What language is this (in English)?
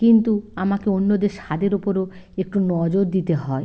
Bangla